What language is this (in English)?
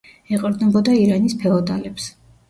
Georgian